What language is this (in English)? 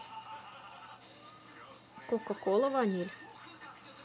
Russian